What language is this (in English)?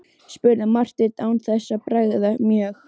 Icelandic